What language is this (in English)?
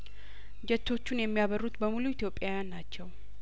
Amharic